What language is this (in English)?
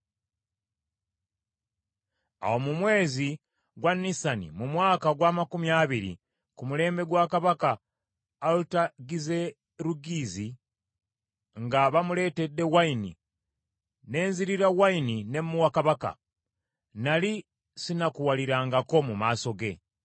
Ganda